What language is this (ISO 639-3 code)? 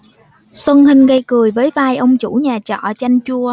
vie